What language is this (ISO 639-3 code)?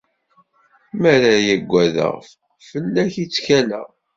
kab